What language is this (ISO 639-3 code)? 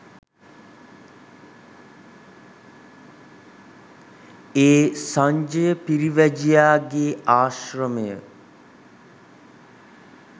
sin